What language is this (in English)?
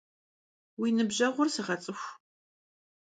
Kabardian